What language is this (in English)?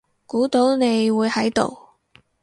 Cantonese